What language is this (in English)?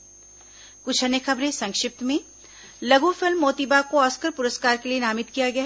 Hindi